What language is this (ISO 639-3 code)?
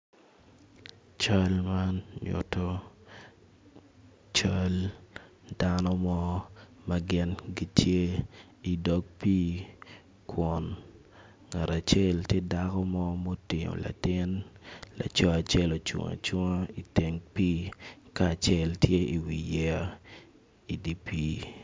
ach